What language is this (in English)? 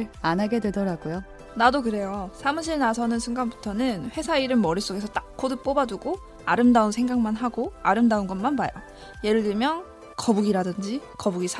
Korean